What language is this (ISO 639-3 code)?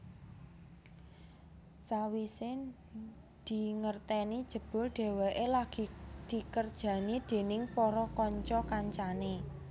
jav